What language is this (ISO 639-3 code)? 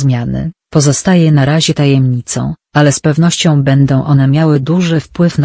pol